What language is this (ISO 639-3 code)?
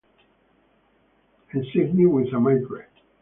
eng